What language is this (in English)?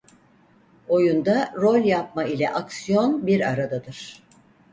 Turkish